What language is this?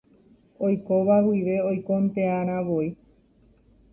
Guarani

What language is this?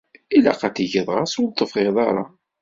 Kabyle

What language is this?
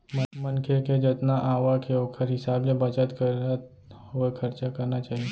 Chhattisgarhi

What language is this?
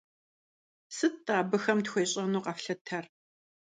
Kabardian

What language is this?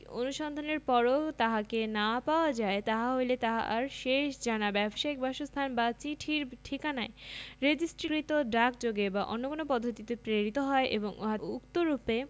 Bangla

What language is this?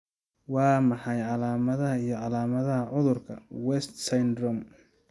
Somali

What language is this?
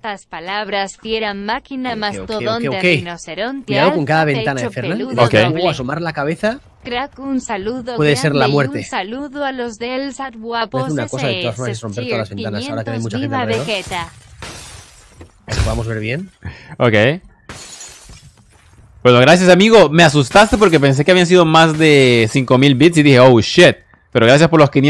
Spanish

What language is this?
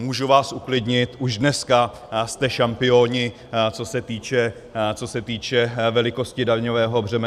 Czech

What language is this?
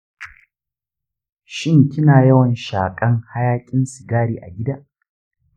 Hausa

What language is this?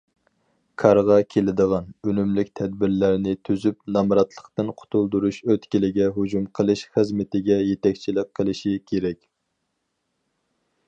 Uyghur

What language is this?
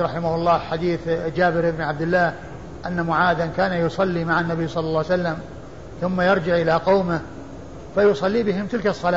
Arabic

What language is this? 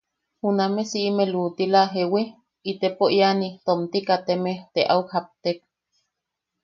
Yaqui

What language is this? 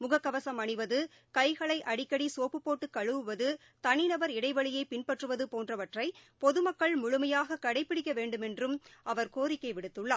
Tamil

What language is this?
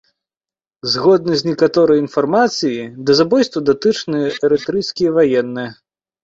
Belarusian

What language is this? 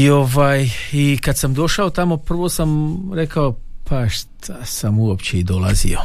Croatian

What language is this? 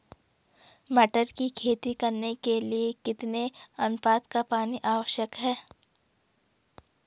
Hindi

